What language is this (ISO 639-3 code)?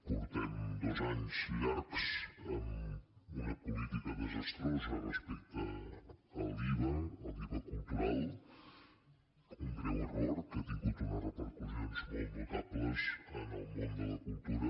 cat